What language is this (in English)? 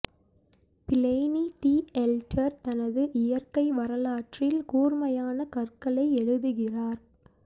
Tamil